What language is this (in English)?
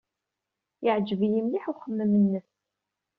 Kabyle